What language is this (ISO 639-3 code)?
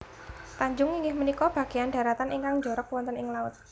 jav